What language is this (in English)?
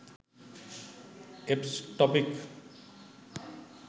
Sinhala